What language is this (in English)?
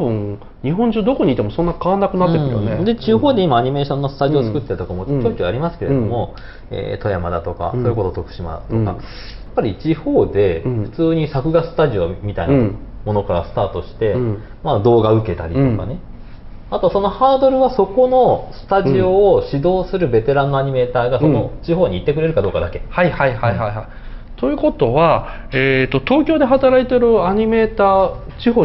Japanese